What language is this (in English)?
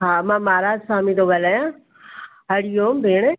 Sindhi